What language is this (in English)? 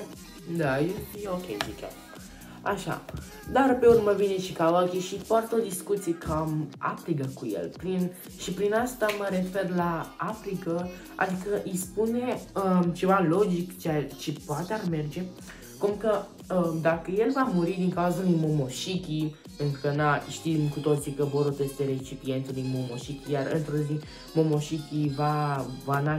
Romanian